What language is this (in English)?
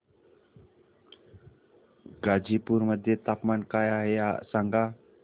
Marathi